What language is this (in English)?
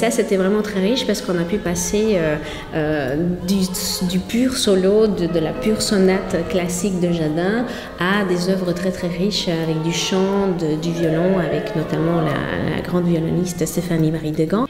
French